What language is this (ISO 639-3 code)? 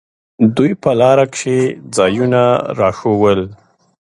pus